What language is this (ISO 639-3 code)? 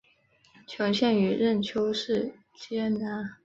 zho